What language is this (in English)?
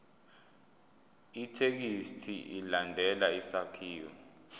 Zulu